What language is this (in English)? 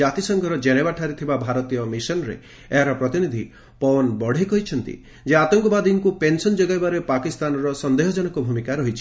Odia